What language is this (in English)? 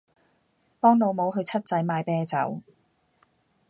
Cantonese